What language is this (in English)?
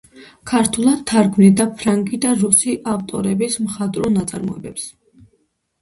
Georgian